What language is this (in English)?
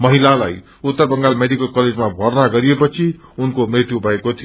Nepali